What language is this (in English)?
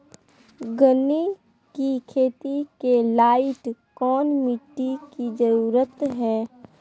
Magahi